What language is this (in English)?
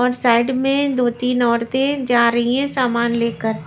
Hindi